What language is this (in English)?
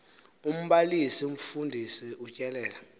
Xhosa